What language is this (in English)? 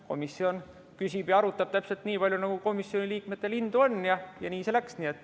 Estonian